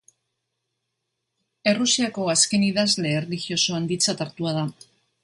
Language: Basque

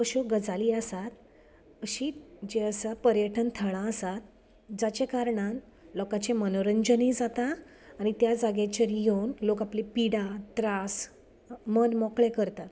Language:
Konkani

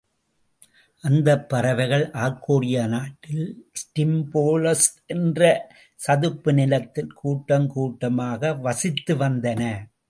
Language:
Tamil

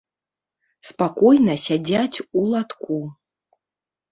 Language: Belarusian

